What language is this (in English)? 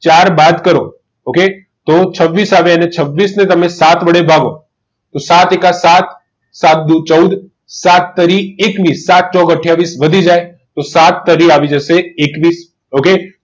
Gujarati